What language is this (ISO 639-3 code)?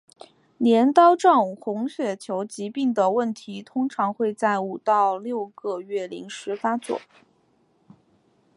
zho